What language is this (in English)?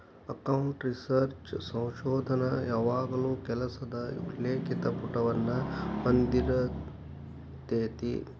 Kannada